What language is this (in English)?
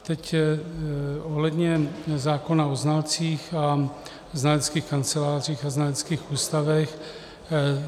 Czech